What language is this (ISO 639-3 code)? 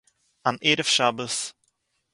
yid